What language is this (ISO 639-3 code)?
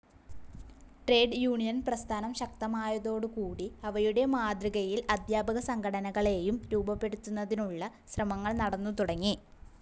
mal